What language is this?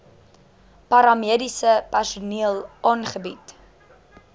Afrikaans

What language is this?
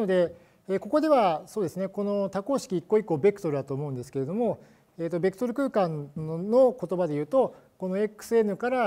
Japanese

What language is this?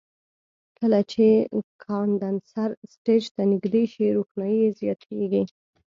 Pashto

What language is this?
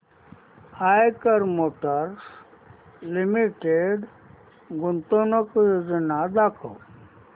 Marathi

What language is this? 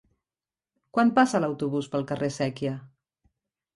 Catalan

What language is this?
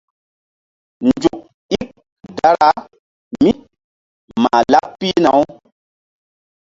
Mbum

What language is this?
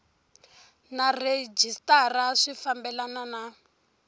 Tsonga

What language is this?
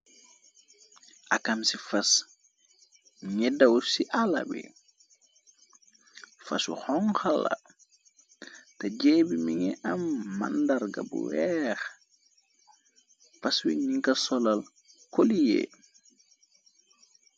Wolof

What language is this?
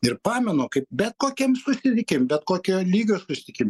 Lithuanian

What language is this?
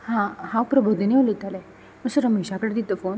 Konkani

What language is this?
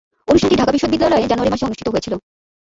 Bangla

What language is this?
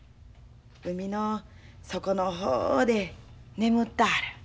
Japanese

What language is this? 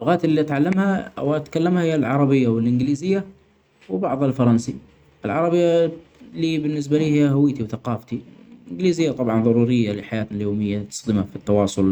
Omani Arabic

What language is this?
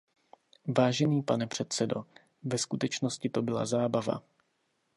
Czech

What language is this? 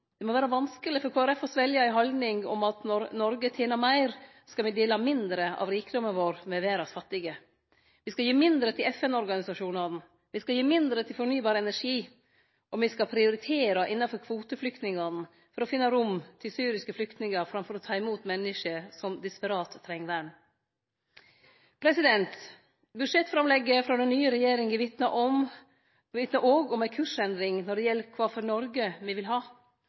Norwegian Nynorsk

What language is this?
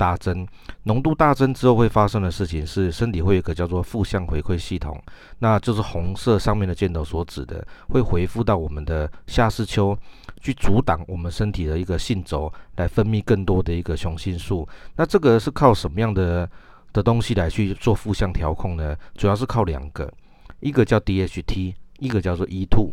Chinese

